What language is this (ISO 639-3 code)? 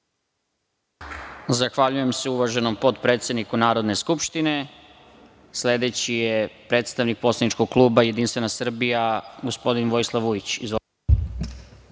srp